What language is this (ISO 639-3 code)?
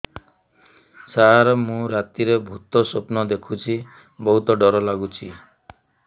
ori